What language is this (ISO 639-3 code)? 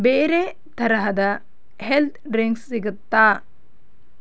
kan